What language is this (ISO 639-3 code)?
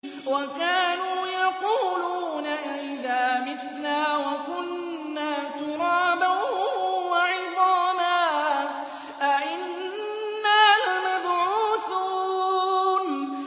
ara